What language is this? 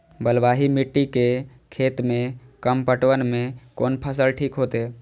Maithili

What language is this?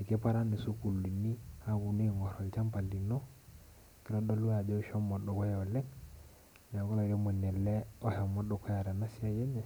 Masai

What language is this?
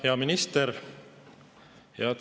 Estonian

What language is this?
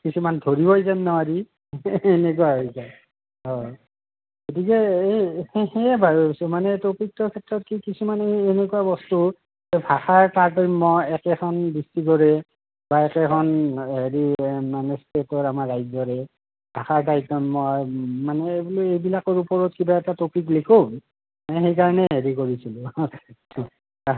Assamese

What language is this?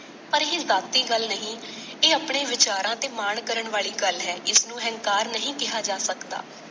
Punjabi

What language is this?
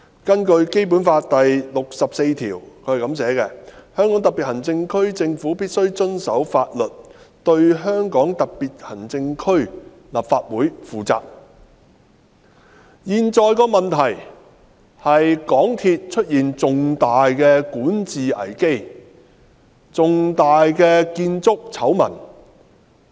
Cantonese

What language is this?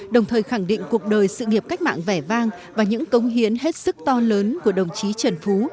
Vietnamese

